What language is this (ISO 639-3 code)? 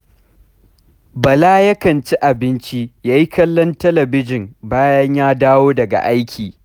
hau